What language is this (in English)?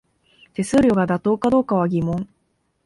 Japanese